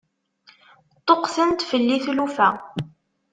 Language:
Kabyle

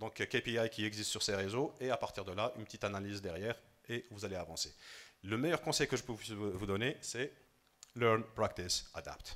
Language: French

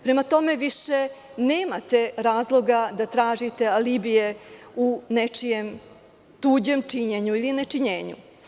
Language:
Serbian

